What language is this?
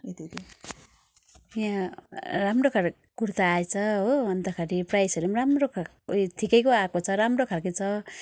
Nepali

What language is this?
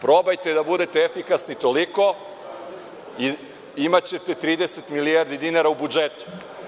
Serbian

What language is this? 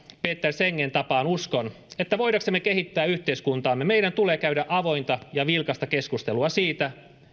Finnish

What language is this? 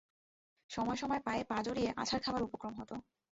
Bangla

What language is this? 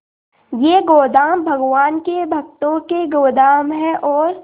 Hindi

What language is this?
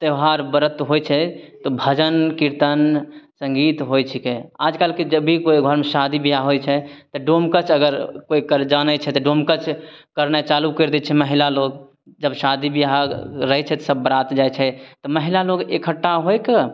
Maithili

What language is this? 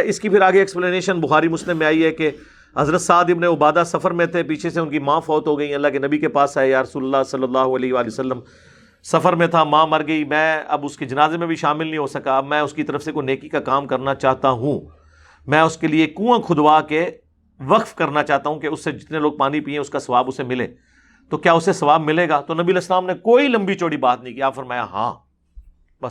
Urdu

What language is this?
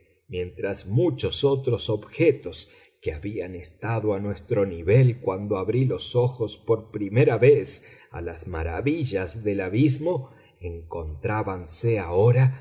Spanish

